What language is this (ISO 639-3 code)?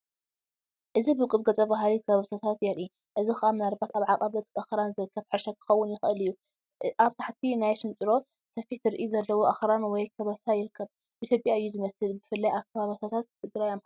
tir